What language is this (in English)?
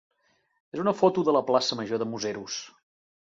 Catalan